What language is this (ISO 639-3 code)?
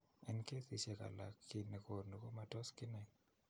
kln